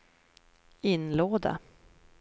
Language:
Swedish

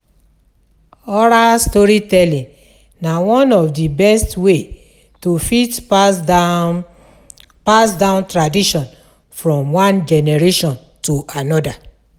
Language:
Nigerian Pidgin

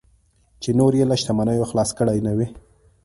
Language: Pashto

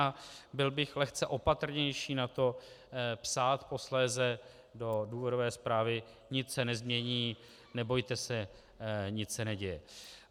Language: Czech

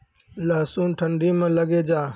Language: Maithili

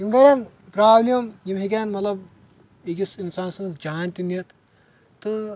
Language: Kashmiri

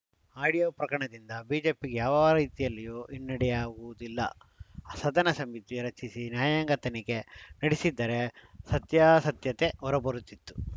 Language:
Kannada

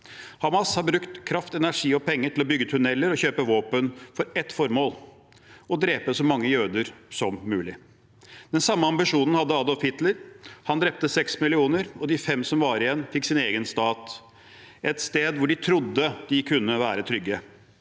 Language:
Norwegian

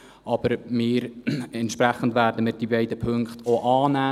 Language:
Swiss German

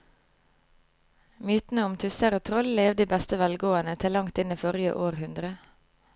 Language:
Norwegian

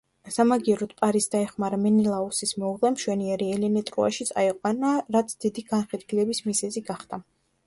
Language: Georgian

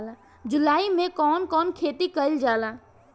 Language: Bhojpuri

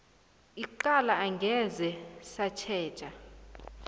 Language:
South Ndebele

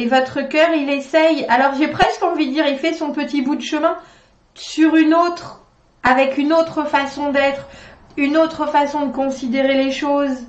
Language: French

